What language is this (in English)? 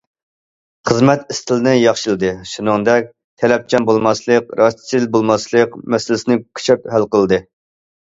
Uyghur